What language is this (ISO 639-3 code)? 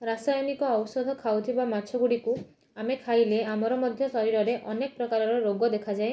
ori